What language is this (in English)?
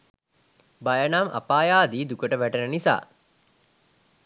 Sinhala